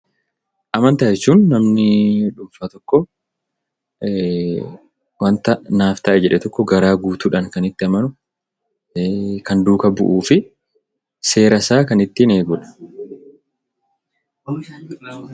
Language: Oromo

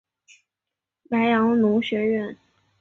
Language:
Chinese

